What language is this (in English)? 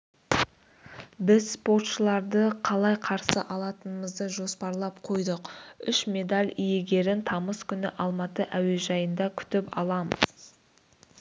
Kazakh